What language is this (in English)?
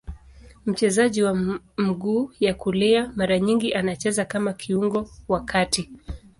Swahili